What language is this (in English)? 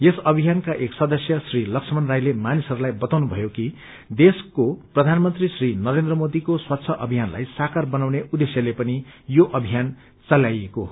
Nepali